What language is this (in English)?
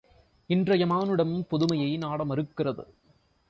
Tamil